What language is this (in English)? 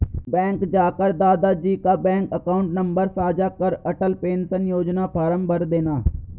Hindi